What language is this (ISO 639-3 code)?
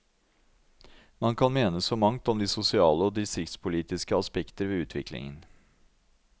nor